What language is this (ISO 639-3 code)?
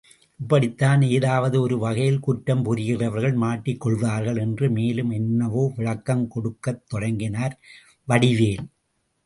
tam